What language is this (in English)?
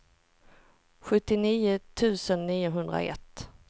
Swedish